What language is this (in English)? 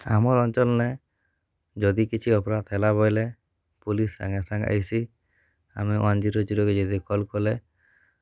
Odia